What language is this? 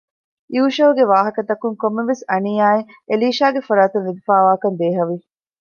Divehi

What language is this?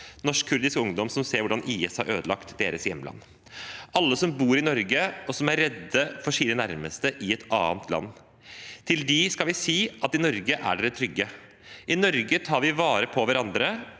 Norwegian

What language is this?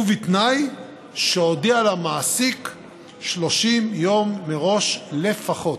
Hebrew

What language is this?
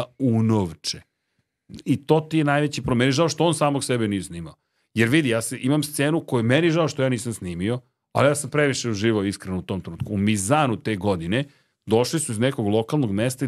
Croatian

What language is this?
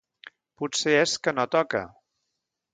Catalan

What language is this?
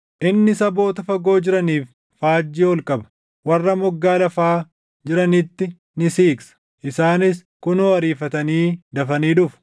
Oromo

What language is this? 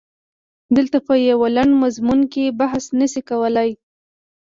Pashto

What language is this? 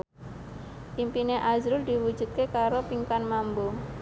Javanese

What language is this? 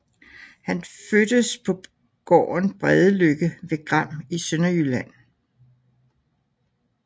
Danish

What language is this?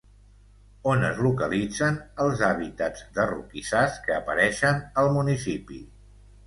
Catalan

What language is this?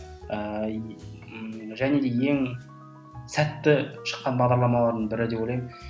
Kazakh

